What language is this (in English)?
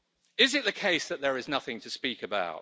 English